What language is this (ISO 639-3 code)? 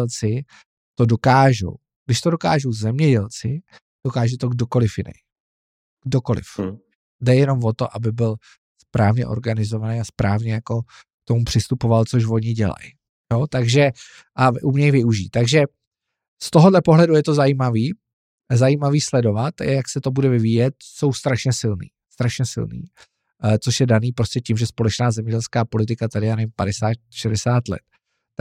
ces